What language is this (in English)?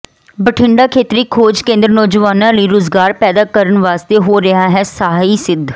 Punjabi